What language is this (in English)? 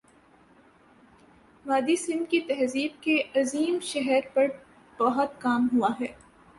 Urdu